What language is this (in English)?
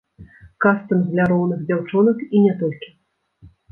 Belarusian